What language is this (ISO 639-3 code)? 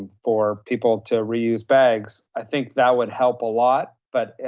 eng